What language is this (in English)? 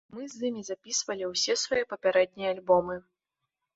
Belarusian